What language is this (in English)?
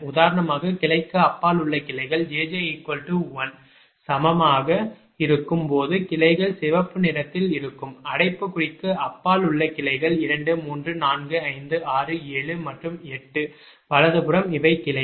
Tamil